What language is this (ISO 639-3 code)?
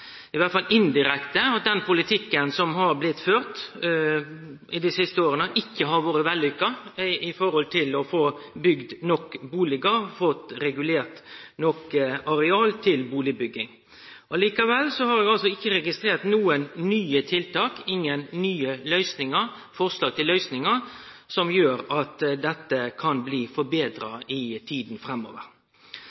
nno